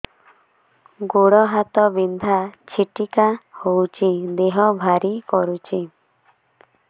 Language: Odia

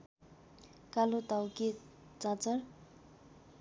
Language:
Nepali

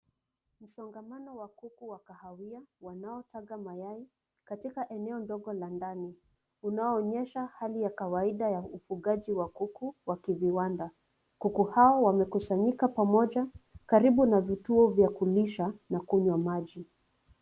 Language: Swahili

